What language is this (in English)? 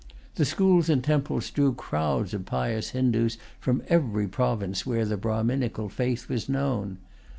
English